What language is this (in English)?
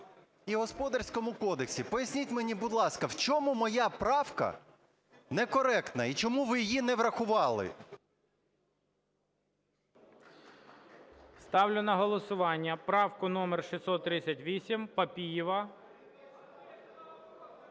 Ukrainian